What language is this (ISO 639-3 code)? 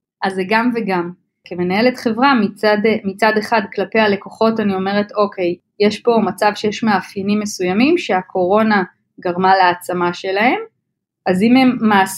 heb